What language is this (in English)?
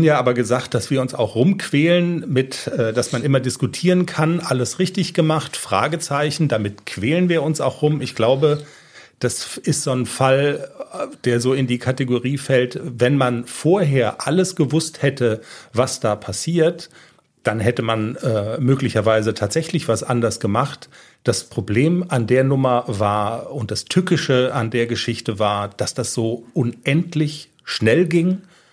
German